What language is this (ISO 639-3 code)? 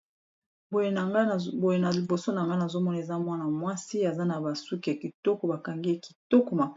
lin